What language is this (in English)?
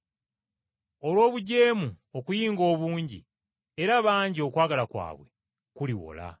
Ganda